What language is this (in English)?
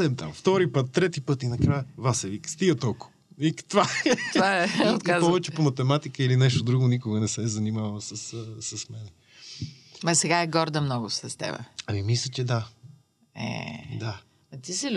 Bulgarian